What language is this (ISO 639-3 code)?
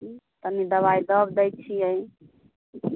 mai